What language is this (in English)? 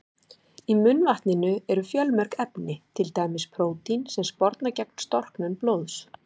Icelandic